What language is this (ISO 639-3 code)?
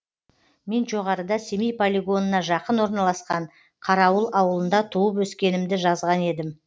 kaz